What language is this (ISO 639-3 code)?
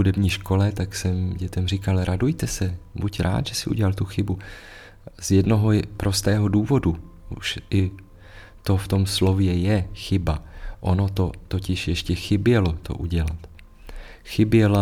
ces